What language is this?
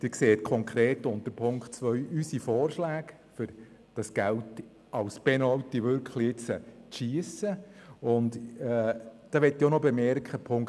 Swiss German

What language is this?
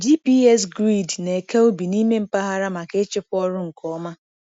Igbo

